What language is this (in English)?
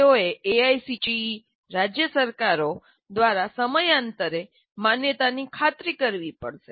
Gujarati